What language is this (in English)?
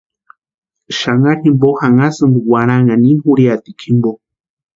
Western Highland Purepecha